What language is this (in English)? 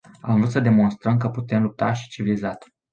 Romanian